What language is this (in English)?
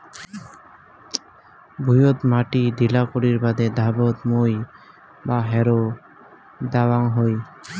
Bangla